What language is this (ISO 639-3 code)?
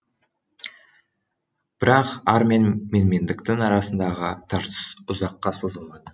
kaz